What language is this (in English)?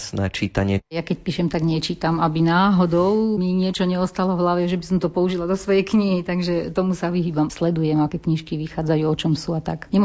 Slovak